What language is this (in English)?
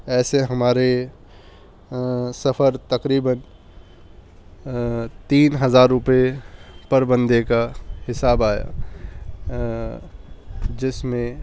Urdu